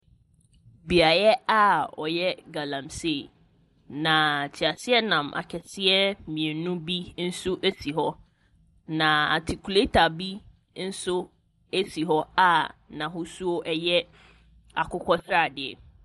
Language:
Akan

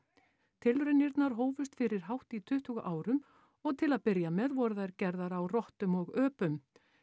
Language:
Icelandic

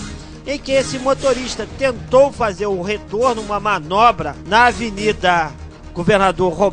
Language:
Portuguese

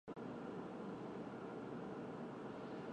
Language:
Chinese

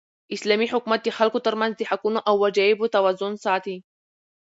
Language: Pashto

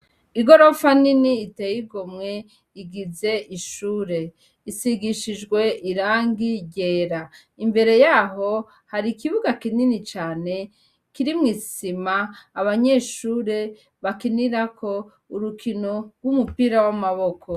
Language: Rundi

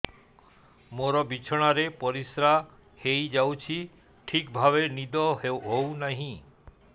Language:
Odia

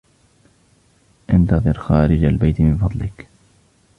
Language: Arabic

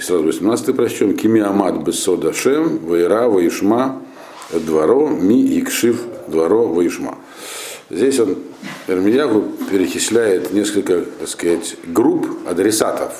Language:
Russian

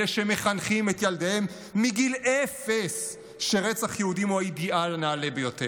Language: Hebrew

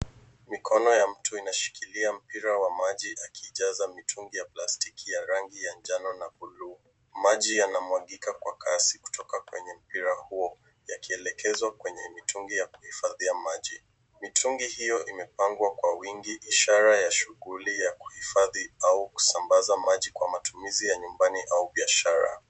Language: Swahili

